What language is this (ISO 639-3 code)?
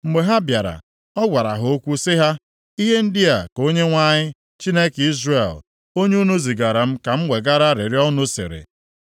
ibo